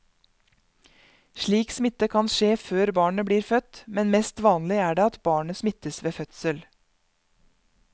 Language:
Norwegian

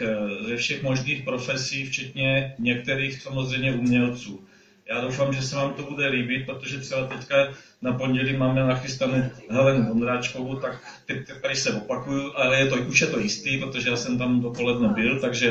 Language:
Czech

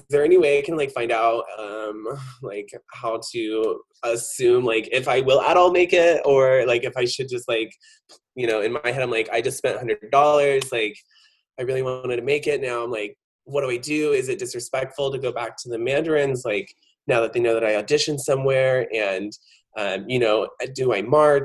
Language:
English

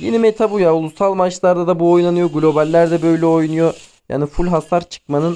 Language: Turkish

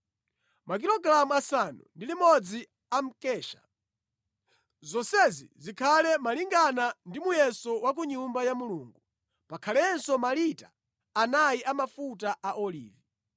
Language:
Nyanja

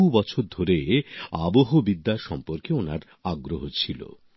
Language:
Bangla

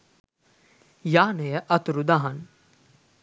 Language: Sinhala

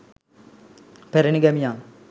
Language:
Sinhala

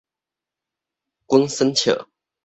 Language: Min Nan Chinese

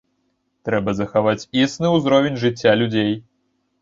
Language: Belarusian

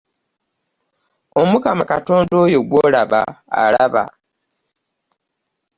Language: Ganda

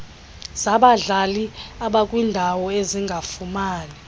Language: Xhosa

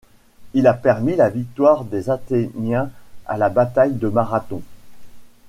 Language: French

